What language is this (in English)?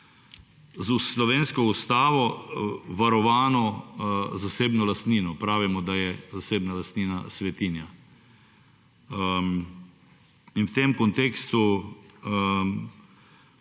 Slovenian